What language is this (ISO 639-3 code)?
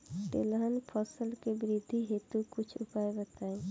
bho